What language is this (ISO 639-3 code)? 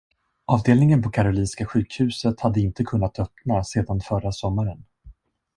swe